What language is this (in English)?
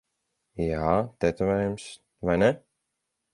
Latvian